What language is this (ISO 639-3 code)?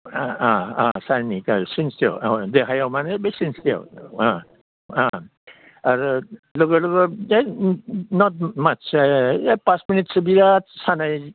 brx